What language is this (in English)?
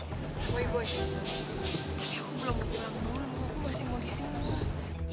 Indonesian